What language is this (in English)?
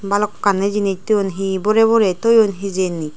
Chakma